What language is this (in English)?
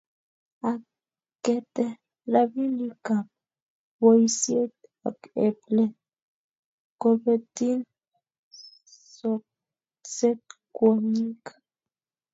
Kalenjin